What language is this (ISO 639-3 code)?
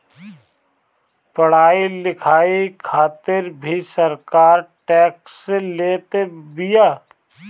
bho